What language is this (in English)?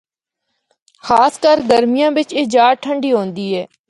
Northern Hindko